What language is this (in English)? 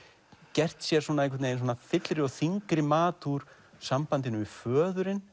Icelandic